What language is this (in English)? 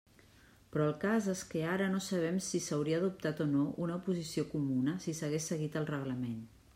Catalan